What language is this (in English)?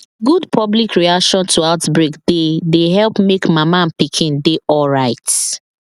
Nigerian Pidgin